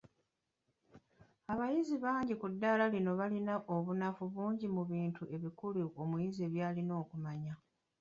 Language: Ganda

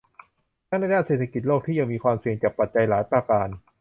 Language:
Thai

